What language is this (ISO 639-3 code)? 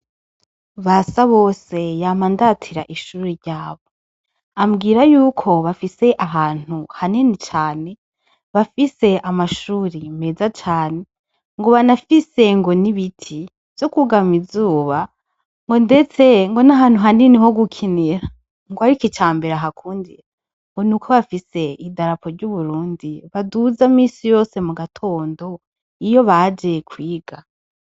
run